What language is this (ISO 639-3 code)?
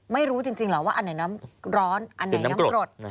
tha